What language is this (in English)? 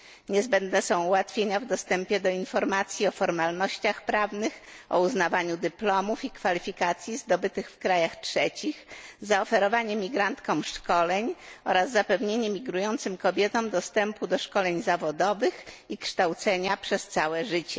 Polish